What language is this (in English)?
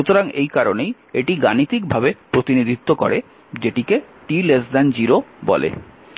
Bangla